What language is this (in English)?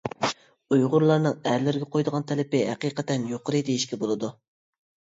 Uyghur